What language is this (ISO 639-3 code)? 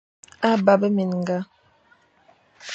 fan